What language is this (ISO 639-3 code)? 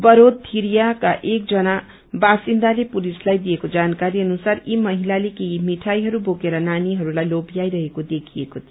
nep